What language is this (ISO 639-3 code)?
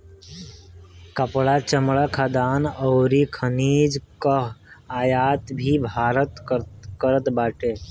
bho